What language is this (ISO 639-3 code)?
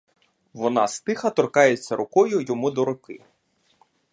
ukr